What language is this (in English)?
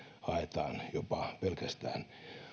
Finnish